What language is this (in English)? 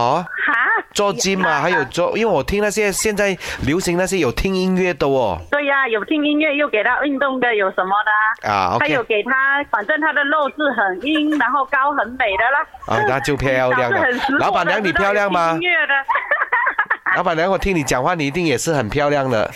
Chinese